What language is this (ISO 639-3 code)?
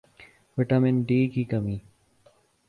urd